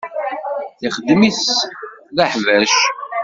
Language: Kabyle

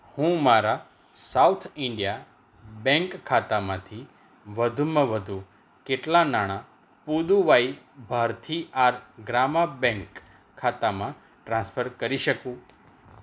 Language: Gujarati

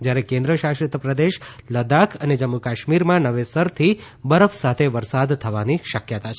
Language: Gujarati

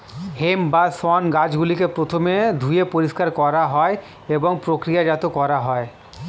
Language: Bangla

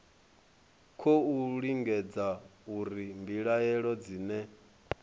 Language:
Venda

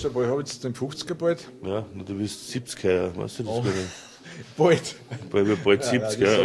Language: German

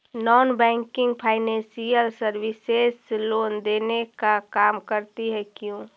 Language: Magahi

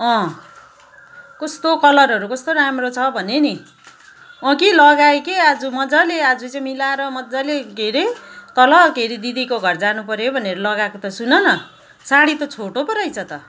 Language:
Nepali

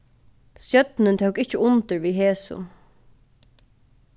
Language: Faroese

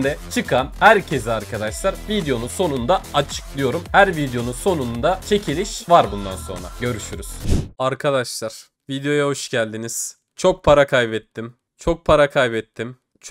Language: Turkish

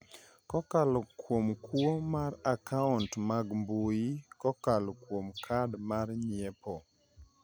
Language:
Luo (Kenya and Tanzania)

